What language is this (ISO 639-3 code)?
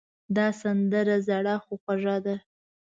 pus